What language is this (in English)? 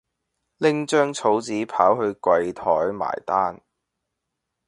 Cantonese